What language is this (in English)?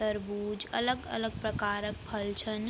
Garhwali